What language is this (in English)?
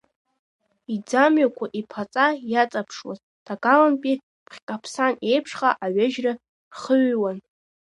Abkhazian